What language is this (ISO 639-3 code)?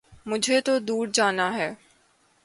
urd